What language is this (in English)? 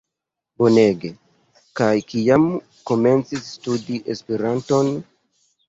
Esperanto